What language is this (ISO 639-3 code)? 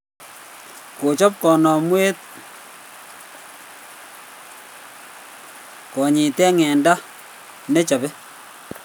kln